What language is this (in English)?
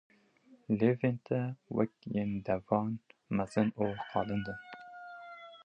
Kurdish